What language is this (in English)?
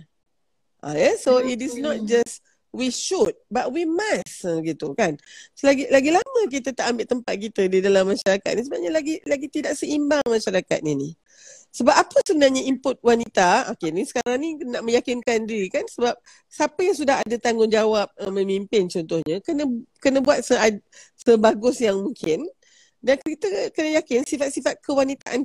Malay